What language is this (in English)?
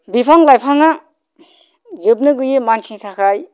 Bodo